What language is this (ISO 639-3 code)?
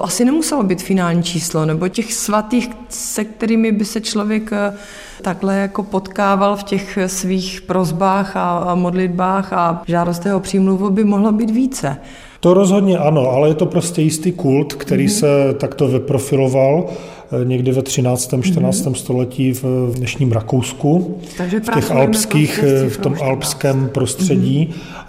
ces